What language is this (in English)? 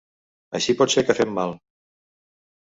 Catalan